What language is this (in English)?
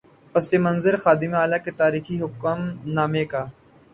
Urdu